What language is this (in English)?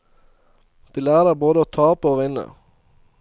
Norwegian